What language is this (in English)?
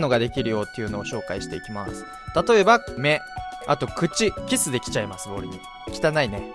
Japanese